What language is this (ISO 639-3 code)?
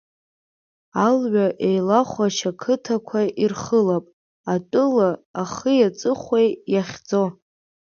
abk